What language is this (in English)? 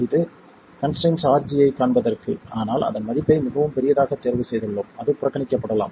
Tamil